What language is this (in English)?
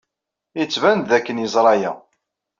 Kabyle